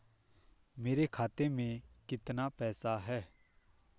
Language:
Hindi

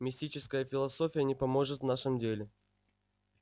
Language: Russian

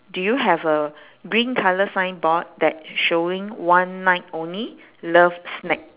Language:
English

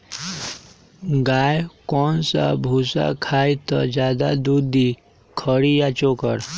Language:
Magahi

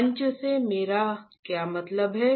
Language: Hindi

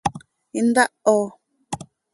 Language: Seri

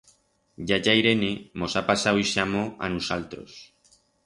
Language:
Aragonese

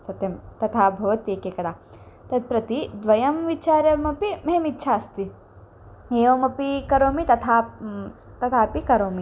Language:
Sanskrit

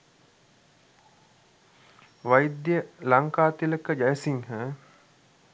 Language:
Sinhala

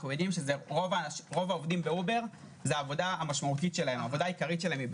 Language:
Hebrew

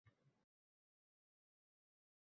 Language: Uzbek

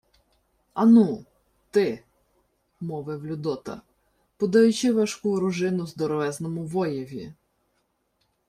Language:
Ukrainian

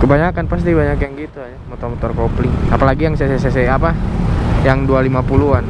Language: Indonesian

